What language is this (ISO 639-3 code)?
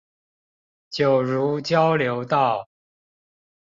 zho